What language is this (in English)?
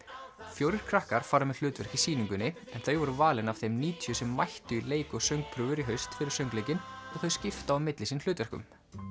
Icelandic